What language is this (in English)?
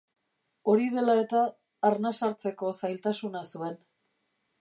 Basque